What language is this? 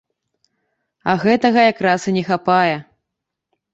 Belarusian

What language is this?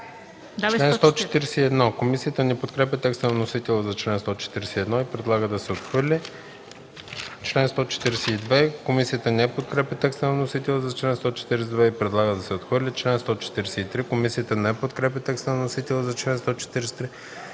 Bulgarian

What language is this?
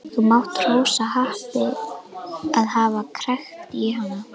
Icelandic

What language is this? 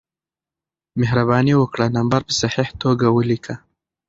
Pashto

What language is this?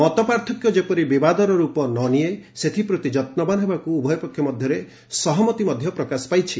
Odia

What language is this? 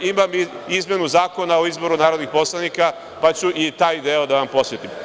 Serbian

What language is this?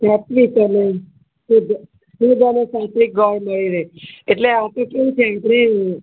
Gujarati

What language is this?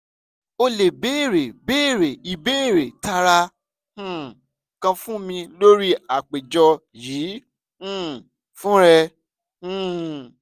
Yoruba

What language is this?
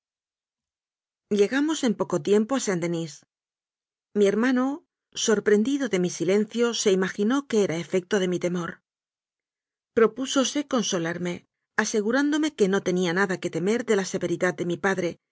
Spanish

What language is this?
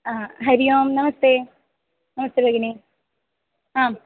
Sanskrit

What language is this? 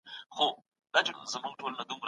Pashto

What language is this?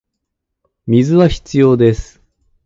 Japanese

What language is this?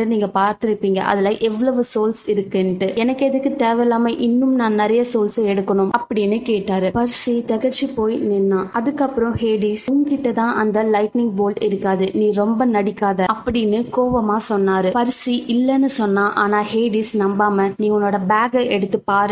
Tamil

